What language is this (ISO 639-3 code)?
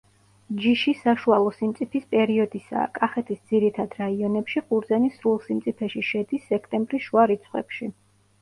kat